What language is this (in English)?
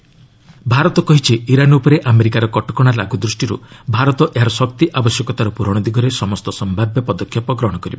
Odia